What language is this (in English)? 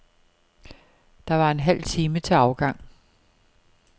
Danish